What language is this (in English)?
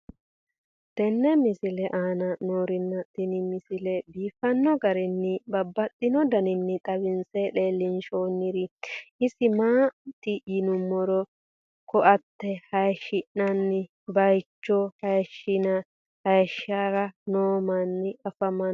Sidamo